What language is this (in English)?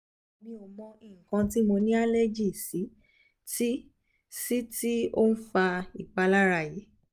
Yoruba